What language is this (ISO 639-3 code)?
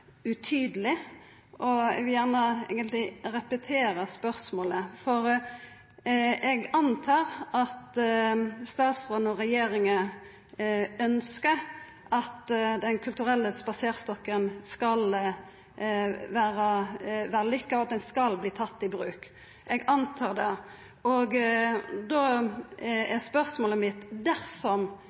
nno